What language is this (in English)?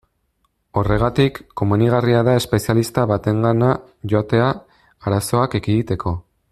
Basque